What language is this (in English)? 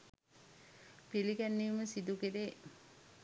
Sinhala